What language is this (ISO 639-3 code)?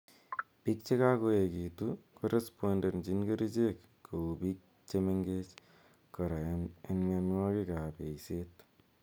kln